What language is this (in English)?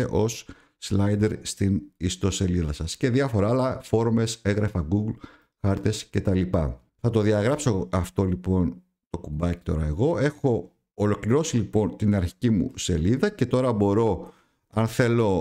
Greek